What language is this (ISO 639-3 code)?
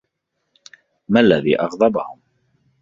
ara